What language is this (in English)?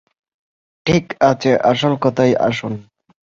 Bangla